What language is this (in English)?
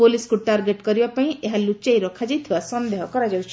Odia